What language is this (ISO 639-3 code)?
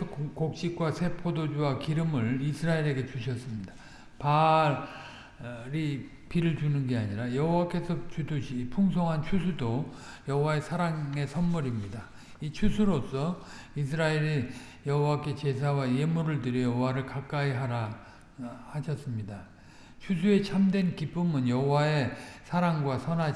kor